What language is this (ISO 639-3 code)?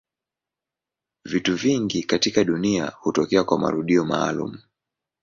swa